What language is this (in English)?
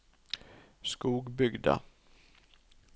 Norwegian